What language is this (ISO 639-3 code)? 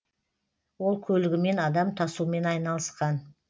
kaz